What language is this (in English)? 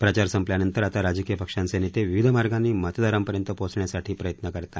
Marathi